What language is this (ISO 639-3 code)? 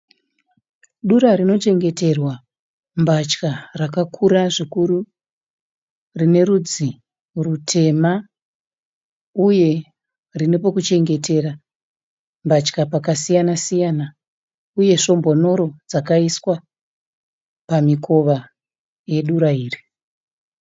sna